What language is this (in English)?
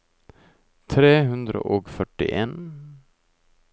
Norwegian